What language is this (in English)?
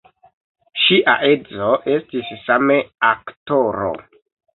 Esperanto